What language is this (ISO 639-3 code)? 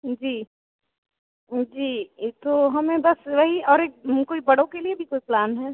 hin